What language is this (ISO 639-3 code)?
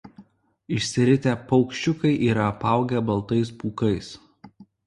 lit